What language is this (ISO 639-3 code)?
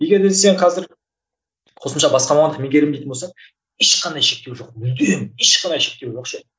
kaz